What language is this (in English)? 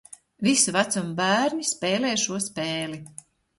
Latvian